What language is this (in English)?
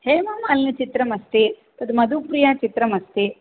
Sanskrit